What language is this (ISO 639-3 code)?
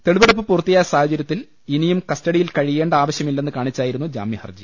mal